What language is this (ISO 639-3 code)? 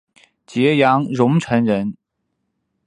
zho